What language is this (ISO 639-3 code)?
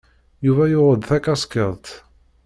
kab